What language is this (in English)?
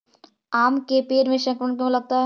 Magahi